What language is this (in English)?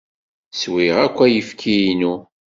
Kabyle